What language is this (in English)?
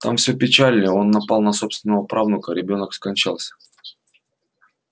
Russian